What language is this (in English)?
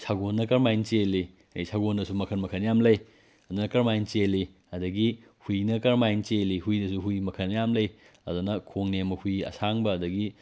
Manipuri